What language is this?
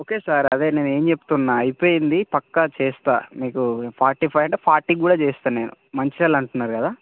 Telugu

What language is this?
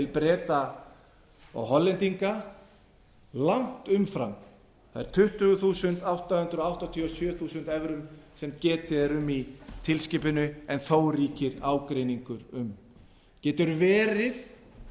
Icelandic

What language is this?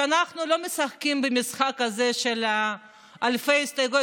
Hebrew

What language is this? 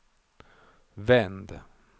Swedish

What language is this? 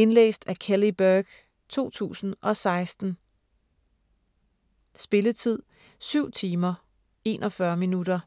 Danish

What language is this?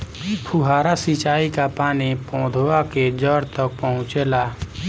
Bhojpuri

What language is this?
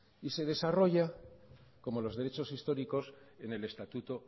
Spanish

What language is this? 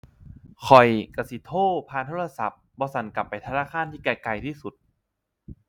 Thai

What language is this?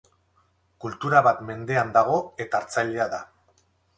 Basque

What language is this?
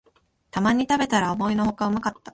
Japanese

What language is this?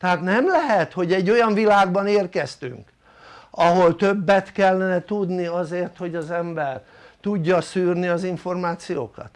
Hungarian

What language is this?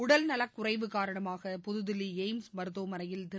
Tamil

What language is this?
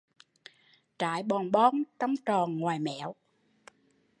Vietnamese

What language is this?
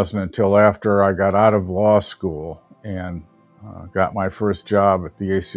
English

